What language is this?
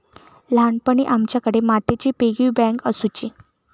Marathi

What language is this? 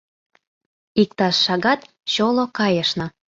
Mari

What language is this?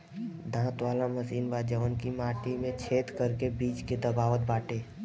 Bhojpuri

